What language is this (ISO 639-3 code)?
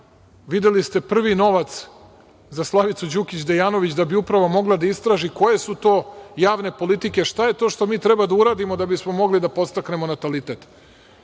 srp